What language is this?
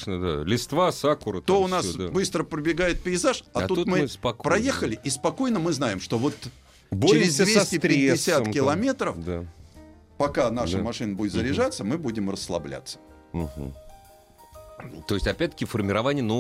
Russian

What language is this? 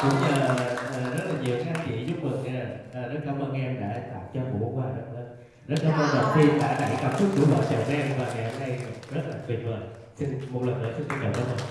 Vietnamese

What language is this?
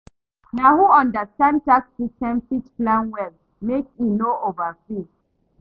Nigerian Pidgin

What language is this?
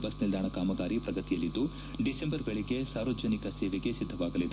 Kannada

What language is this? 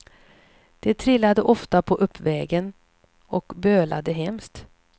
Swedish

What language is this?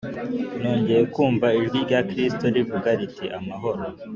Kinyarwanda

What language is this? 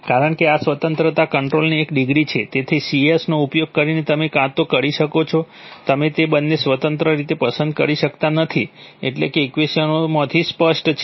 Gujarati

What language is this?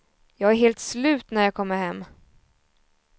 Swedish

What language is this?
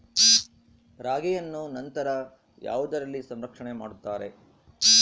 Kannada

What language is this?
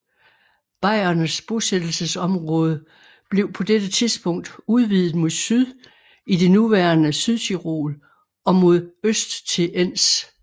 Danish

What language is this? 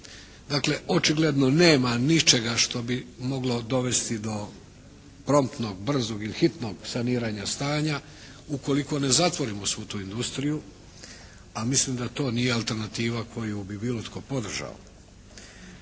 Croatian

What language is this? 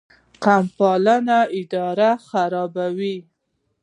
Pashto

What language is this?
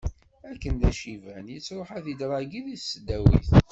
Kabyle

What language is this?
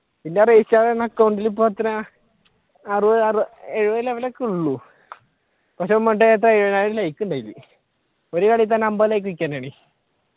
Malayalam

